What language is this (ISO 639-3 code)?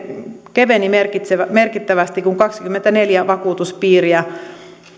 fin